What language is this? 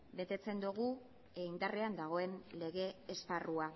Basque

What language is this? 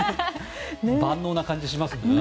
Japanese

